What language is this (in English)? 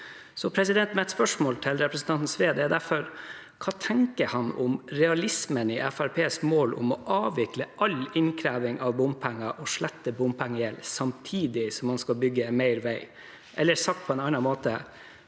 Norwegian